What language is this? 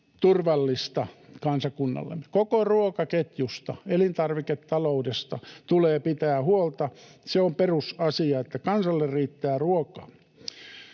Finnish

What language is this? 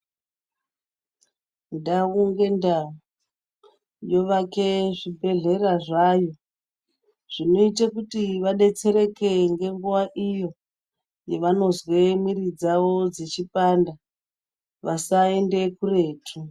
Ndau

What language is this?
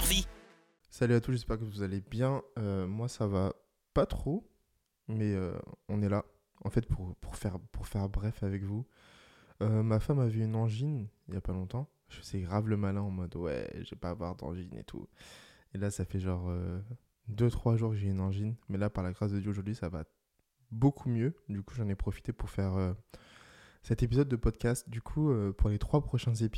French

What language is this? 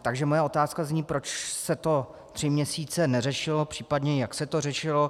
Czech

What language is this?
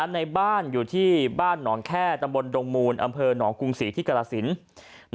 Thai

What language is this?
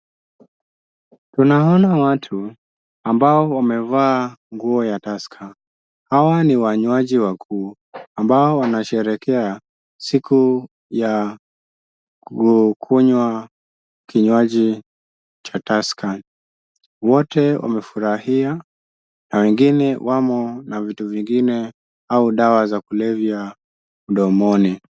Swahili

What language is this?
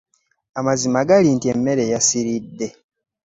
Ganda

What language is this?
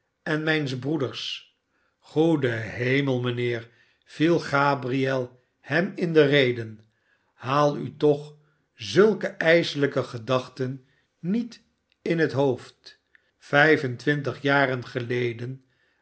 Dutch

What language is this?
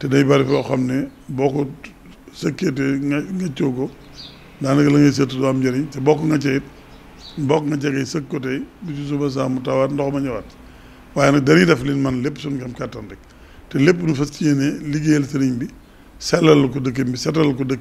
French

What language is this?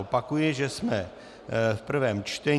Czech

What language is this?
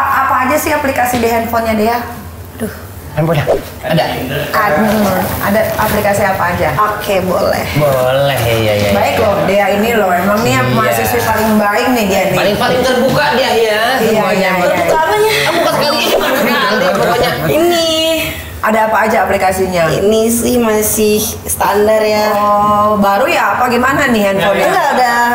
Indonesian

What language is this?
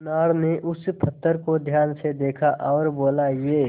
Hindi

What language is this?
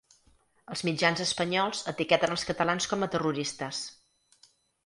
Catalan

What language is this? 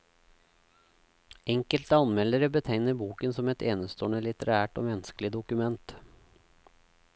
Norwegian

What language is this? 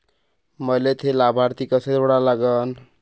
Marathi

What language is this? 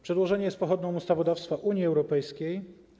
Polish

